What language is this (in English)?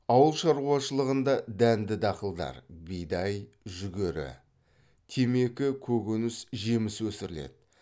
Kazakh